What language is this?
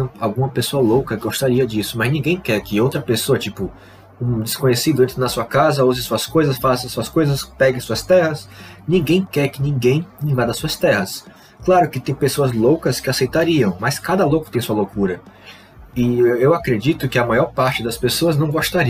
Portuguese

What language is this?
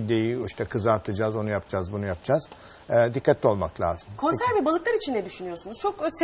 Turkish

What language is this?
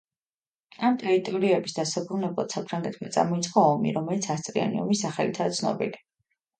Georgian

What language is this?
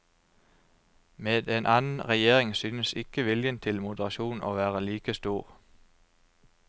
Norwegian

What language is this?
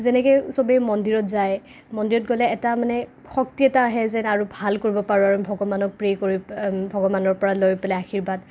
Assamese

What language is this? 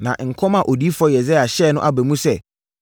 Akan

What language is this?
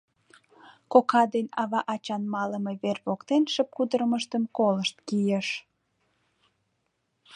Mari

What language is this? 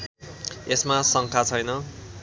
Nepali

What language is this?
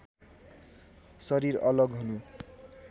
Nepali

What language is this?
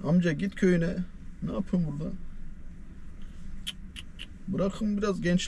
Turkish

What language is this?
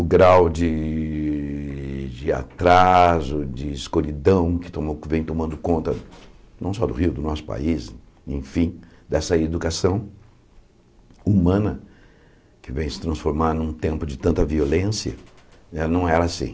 Portuguese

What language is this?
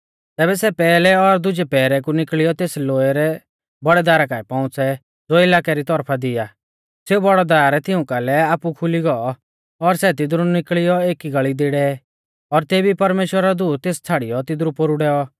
Mahasu Pahari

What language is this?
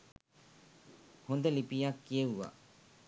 Sinhala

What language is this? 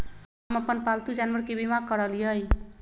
Magahi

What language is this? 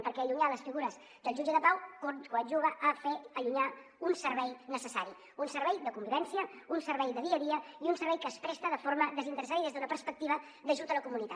Catalan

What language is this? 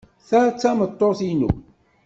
Kabyle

